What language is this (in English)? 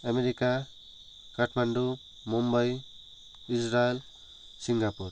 Nepali